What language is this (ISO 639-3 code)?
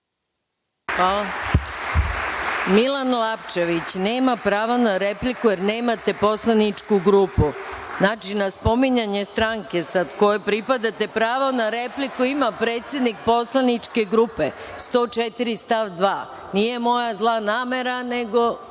srp